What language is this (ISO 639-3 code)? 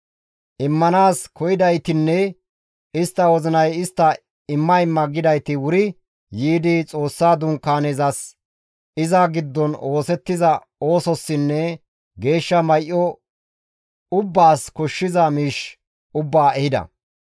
gmv